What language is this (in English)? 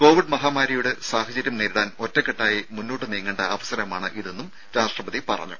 Malayalam